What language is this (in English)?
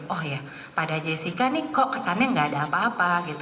Indonesian